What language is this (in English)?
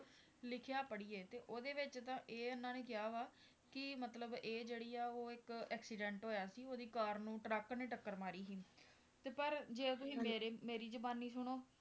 Punjabi